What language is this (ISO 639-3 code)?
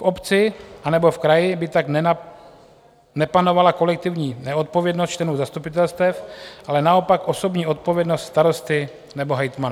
ces